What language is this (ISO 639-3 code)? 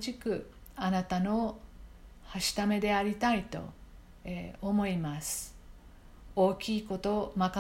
jpn